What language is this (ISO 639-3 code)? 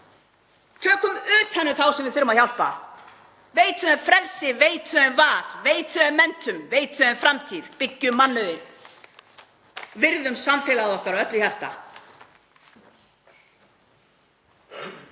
isl